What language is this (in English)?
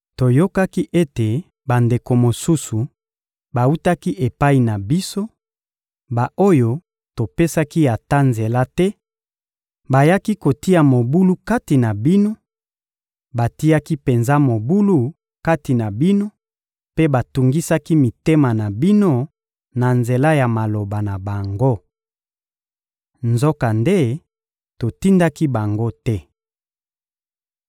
Lingala